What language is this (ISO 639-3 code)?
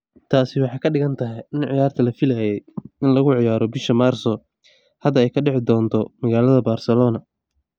som